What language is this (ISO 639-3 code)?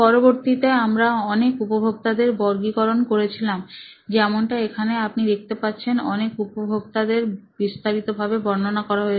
ben